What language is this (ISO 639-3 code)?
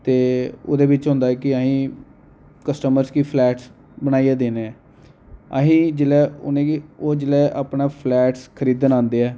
doi